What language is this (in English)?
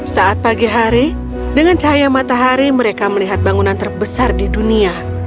Indonesian